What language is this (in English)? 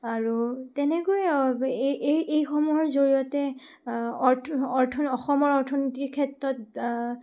Assamese